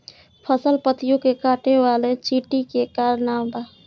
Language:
Bhojpuri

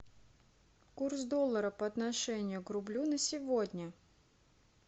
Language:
Russian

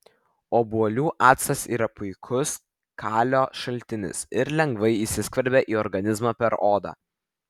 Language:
Lithuanian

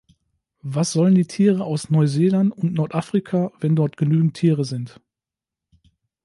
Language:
German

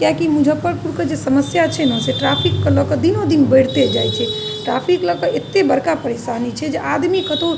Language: Maithili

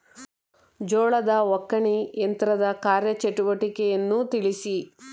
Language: Kannada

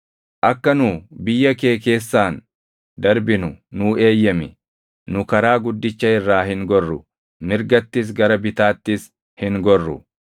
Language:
Oromo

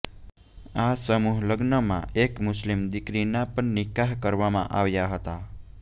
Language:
Gujarati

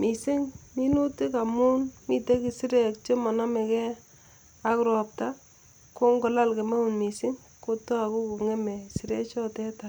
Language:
Kalenjin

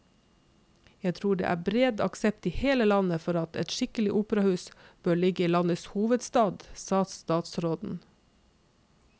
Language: Norwegian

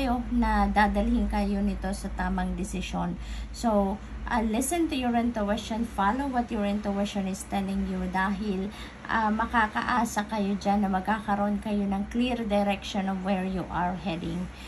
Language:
Filipino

